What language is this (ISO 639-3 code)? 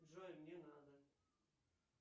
rus